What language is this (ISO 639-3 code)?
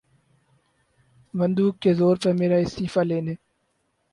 urd